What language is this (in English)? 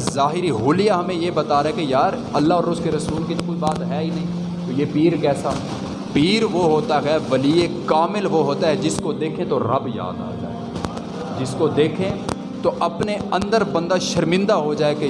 Urdu